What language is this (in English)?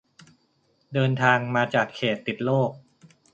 Thai